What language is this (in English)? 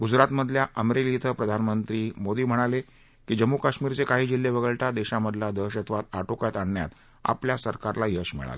Marathi